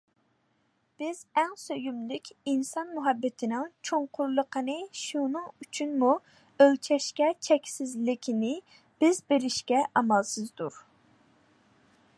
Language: Uyghur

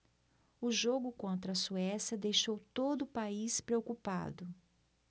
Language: Portuguese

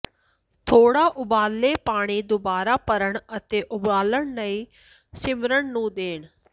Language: Punjabi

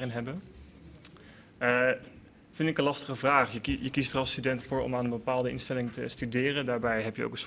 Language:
Dutch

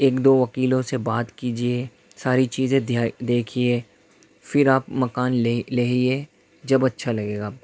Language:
Urdu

